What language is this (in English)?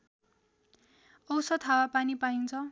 Nepali